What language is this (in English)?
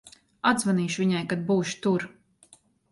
Latvian